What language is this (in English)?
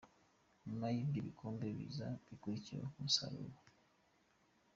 Kinyarwanda